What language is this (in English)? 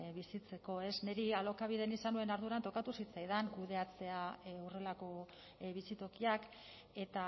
Basque